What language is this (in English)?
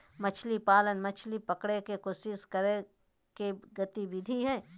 Magahi